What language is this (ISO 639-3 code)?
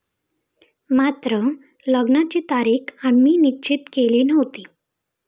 mar